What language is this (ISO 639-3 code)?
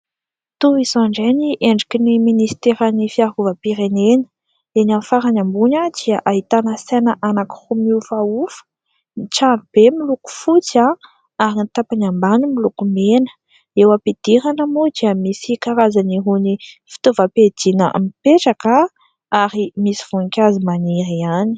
mlg